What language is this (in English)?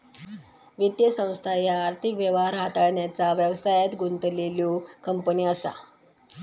Marathi